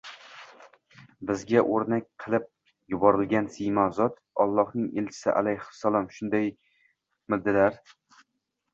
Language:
Uzbek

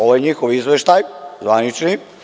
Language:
Serbian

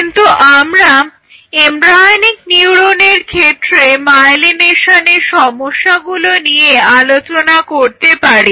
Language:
Bangla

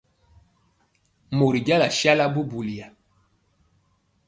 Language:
Mpiemo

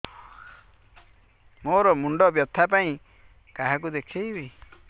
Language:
Odia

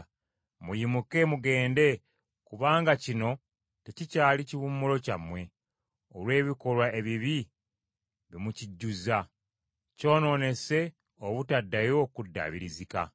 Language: Ganda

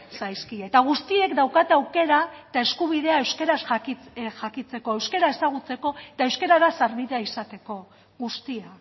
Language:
Basque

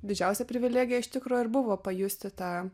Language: Lithuanian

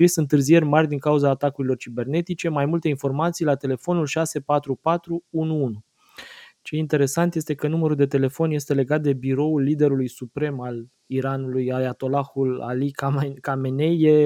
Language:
Romanian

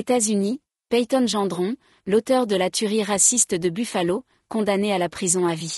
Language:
French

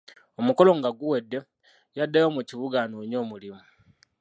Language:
Ganda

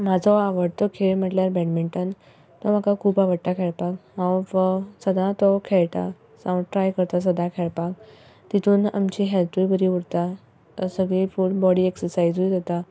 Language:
Konkani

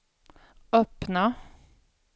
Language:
Swedish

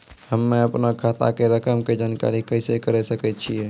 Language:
Maithili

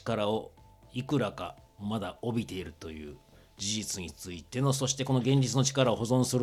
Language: Japanese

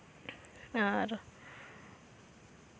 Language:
Santali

